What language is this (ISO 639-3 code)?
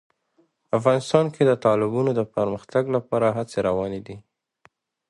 pus